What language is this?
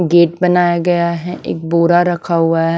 Hindi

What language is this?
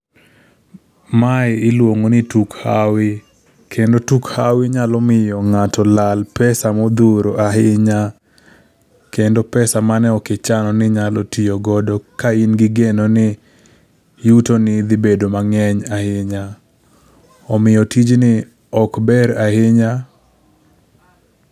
Luo (Kenya and Tanzania)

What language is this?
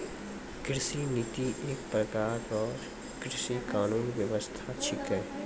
Maithili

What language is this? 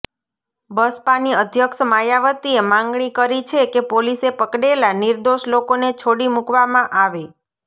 Gujarati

